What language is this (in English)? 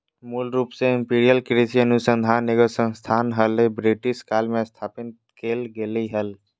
Magahi